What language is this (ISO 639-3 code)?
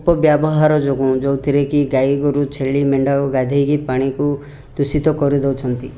ori